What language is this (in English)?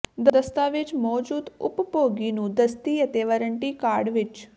Punjabi